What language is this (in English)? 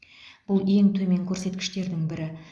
Kazakh